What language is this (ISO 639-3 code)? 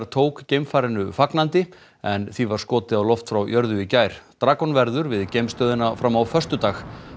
isl